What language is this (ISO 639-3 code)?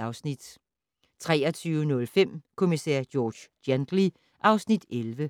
dan